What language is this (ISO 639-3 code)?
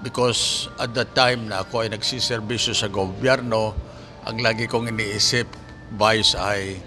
fil